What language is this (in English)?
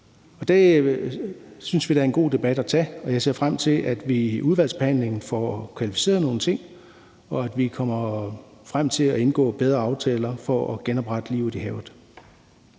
Danish